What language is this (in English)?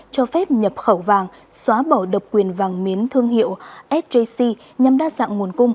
Vietnamese